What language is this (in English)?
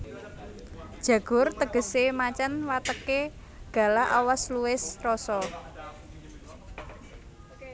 Javanese